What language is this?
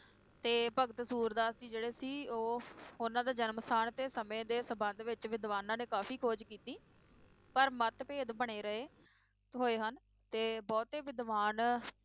Punjabi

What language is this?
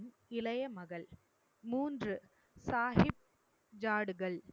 Tamil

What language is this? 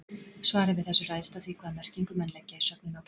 Icelandic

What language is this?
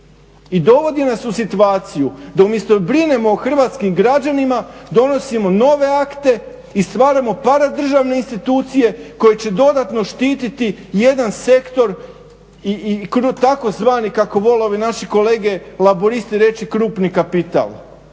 Croatian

